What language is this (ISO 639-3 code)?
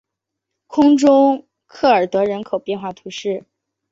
zho